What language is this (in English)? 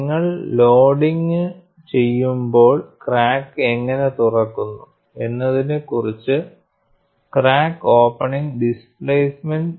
Malayalam